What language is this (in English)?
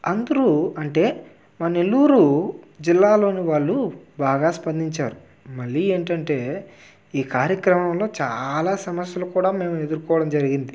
Telugu